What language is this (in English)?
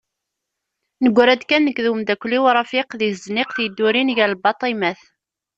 Kabyle